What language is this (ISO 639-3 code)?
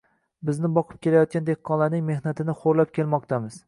uzb